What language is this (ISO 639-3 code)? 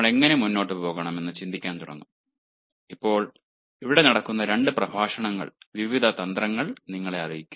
mal